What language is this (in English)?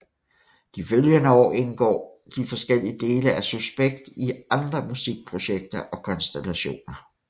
Danish